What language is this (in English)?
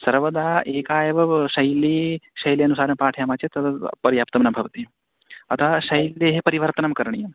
Sanskrit